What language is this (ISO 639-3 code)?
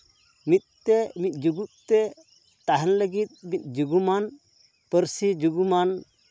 sat